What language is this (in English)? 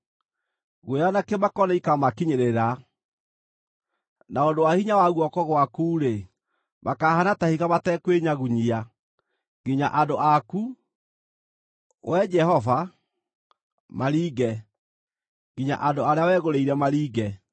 Kikuyu